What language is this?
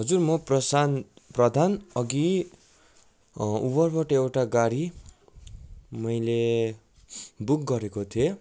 Nepali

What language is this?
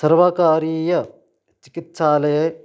Sanskrit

